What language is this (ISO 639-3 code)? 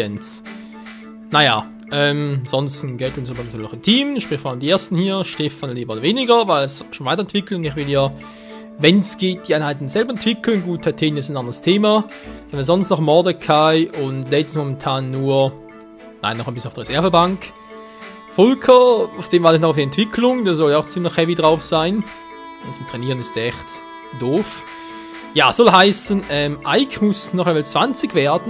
deu